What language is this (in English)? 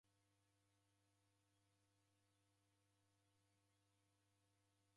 Taita